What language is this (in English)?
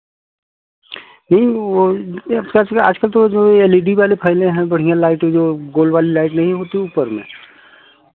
Hindi